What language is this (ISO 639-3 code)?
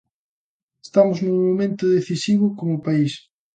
glg